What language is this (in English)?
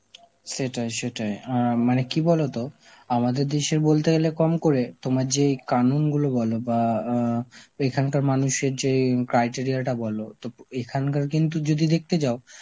Bangla